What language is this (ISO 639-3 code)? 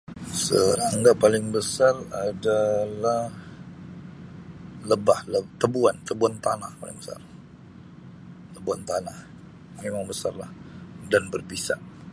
msi